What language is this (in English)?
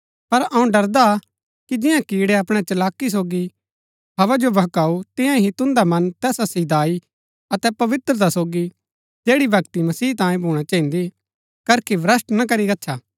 Gaddi